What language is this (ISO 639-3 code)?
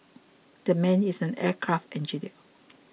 eng